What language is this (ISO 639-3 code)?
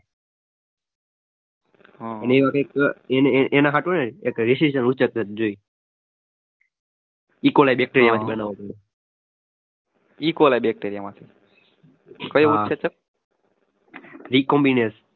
guj